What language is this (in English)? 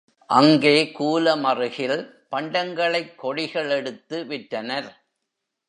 Tamil